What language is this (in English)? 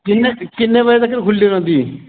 Dogri